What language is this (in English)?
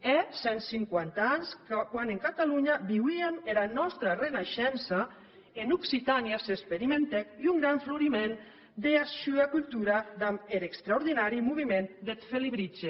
Catalan